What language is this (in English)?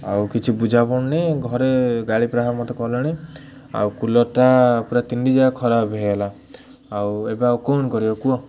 Odia